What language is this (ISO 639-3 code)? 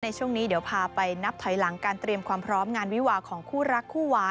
tha